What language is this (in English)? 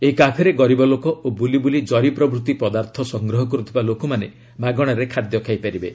Odia